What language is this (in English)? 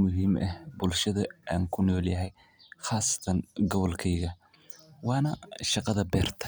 Somali